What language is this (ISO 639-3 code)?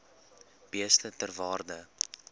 afr